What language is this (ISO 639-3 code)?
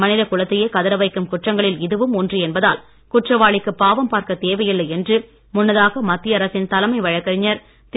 tam